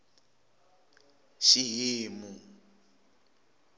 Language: Tsonga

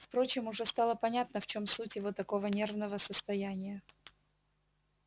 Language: Russian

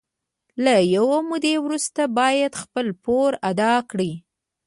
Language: Pashto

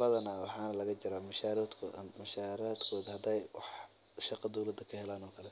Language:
Somali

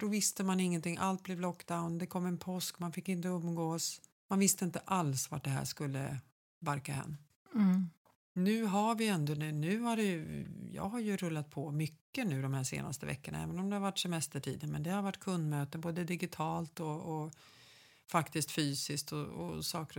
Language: Swedish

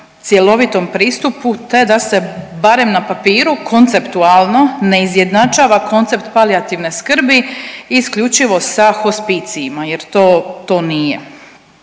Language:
Croatian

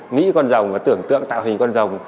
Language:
Vietnamese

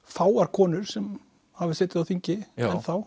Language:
Icelandic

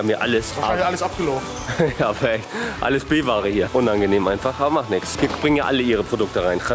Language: German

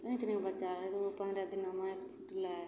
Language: Maithili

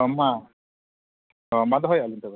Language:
Santali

